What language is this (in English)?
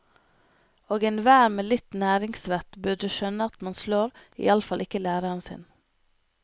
Norwegian